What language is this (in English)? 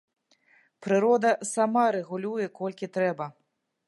Belarusian